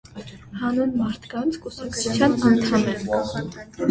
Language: Armenian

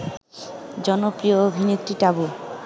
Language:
Bangla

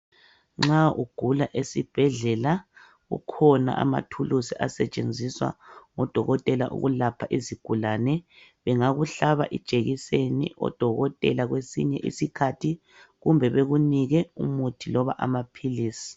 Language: North Ndebele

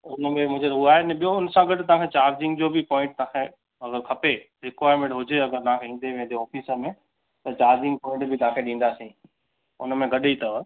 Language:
Sindhi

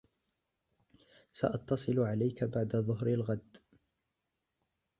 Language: Arabic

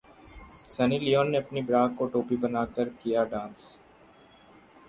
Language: Hindi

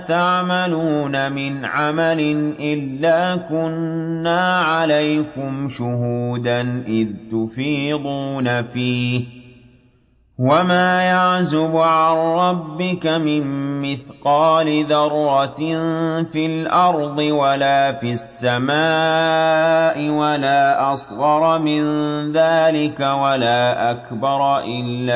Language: Arabic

